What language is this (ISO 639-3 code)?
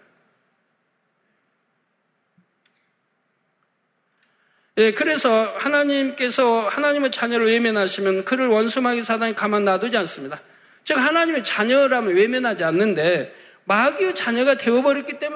kor